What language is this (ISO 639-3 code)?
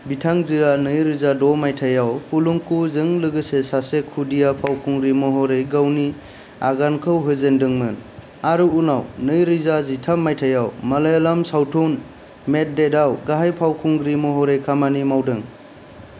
brx